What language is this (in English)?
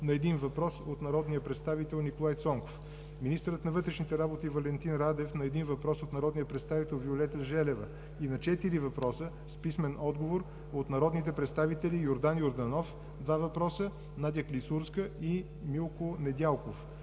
Bulgarian